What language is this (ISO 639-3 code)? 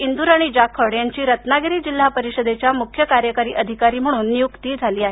mar